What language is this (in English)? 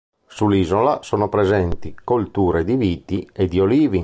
Italian